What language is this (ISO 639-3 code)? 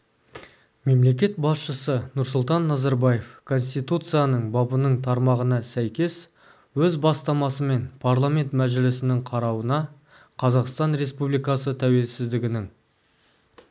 kaz